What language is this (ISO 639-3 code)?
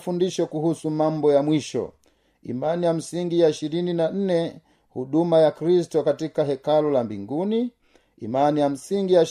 swa